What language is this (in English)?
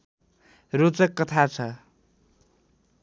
Nepali